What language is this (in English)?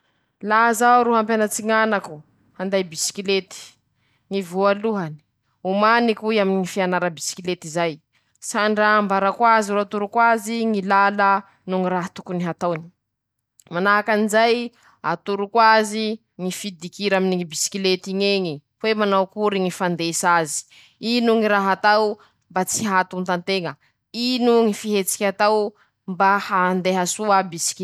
Masikoro Malagasy